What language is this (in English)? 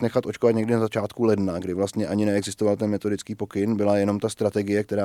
Czech